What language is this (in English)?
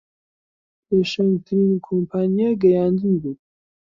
Central Kurdish